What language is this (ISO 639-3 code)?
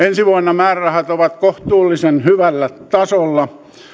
fin